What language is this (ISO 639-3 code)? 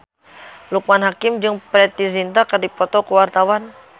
sun